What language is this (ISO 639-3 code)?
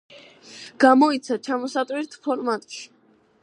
kat